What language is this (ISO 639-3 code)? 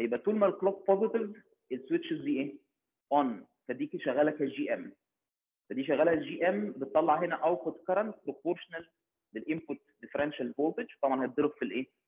ara